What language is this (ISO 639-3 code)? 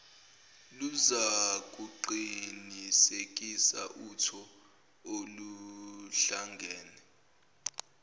zul